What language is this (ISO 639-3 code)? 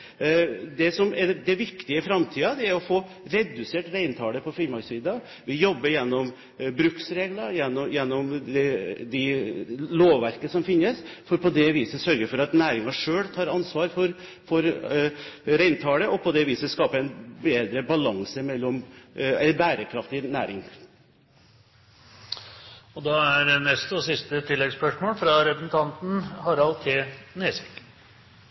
nob